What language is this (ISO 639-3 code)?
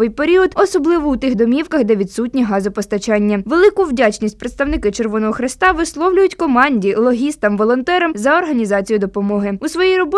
ukr